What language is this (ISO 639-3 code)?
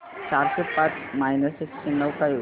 mar